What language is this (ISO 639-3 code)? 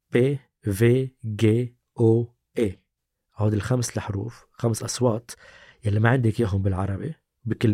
ara